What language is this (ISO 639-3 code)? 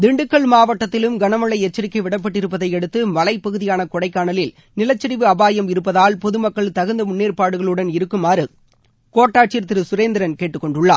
tam